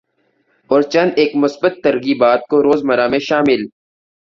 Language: Urdu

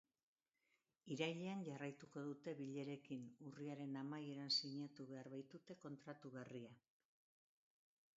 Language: Basque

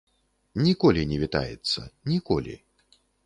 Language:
Belarusian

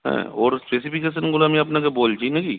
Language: Bangla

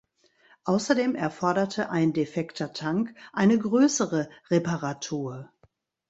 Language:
German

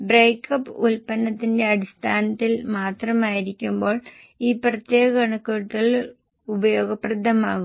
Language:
Malayalam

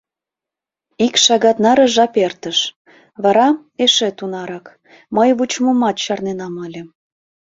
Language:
Mari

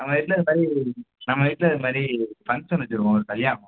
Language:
Tamil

